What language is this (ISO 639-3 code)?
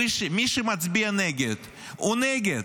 heb